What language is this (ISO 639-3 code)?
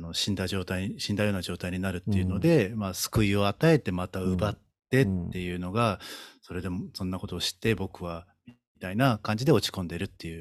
jpn